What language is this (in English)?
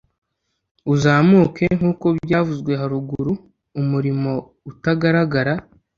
Kinyarwanda